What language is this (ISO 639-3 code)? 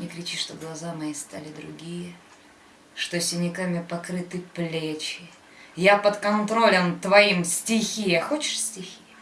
rus